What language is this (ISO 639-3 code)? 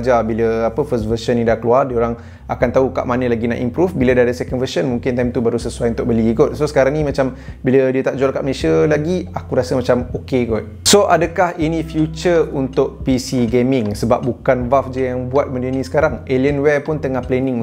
msa